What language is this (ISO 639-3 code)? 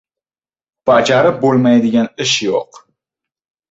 uzb